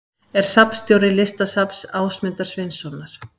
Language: Icelandic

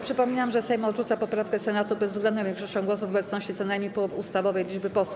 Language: Polish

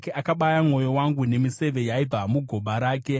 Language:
Shona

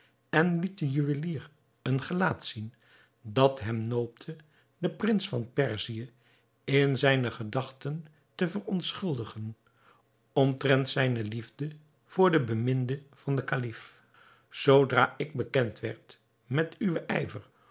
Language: Dutch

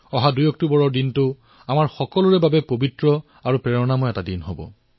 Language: Assamese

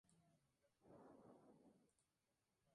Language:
Spanish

